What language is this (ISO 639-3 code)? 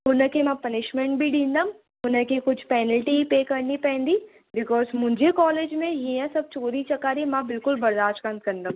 snd